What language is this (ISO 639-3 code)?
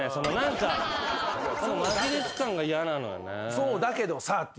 jpn